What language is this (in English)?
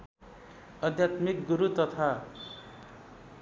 Nepali